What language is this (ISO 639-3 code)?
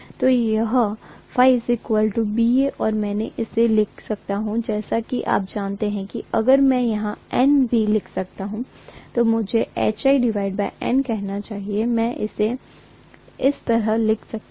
hin